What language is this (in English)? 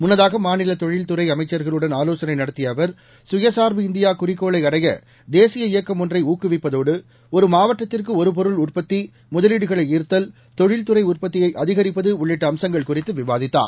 Tamil